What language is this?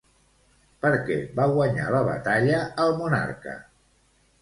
Catalan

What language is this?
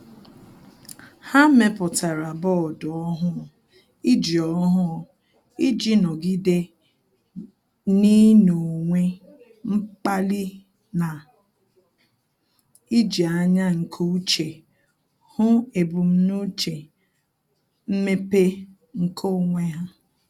Igbo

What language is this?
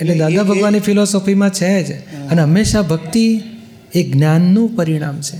Gujarati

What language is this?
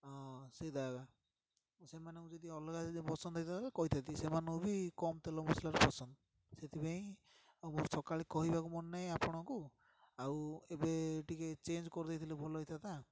Odia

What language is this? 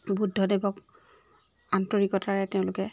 Assamese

